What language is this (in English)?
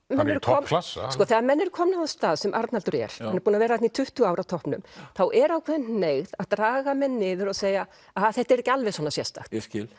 Icelandic